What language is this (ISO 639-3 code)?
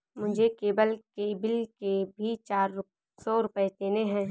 hin